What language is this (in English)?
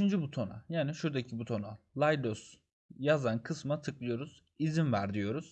Turkish